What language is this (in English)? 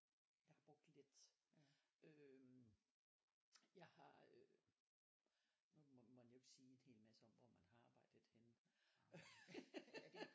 Danish